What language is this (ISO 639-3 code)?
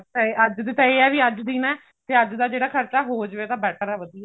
pan